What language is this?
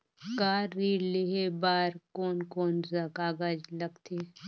Chhattisgarhi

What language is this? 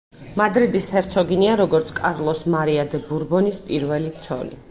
Georgian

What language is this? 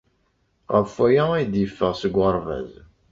Kabyle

